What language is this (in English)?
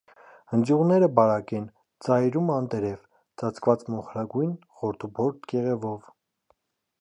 Armenian